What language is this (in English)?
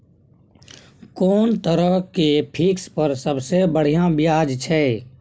Maithili